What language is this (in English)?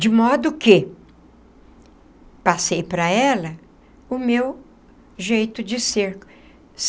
Portuguese